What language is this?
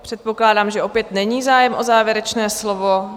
Czech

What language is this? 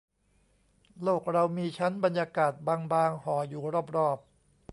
Thai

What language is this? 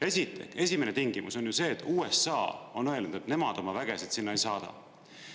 Estonian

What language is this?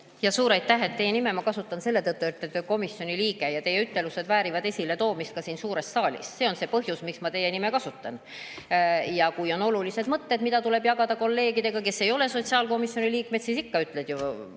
Estonian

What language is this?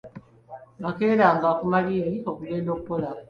Ganda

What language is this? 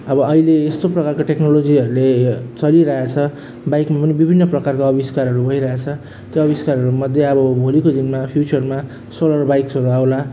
Nepali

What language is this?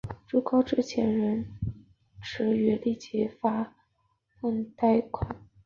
Chinese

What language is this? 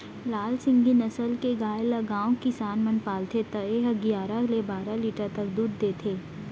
Chhattisgarhi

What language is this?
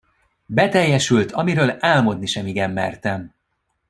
Hungarian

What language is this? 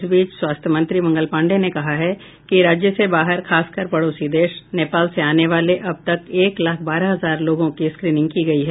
Hindi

